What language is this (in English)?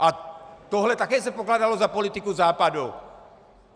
Czech